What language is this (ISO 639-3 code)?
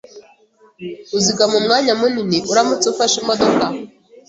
kin